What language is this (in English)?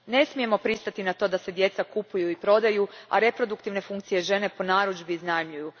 Croatian